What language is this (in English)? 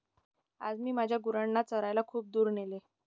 Marathi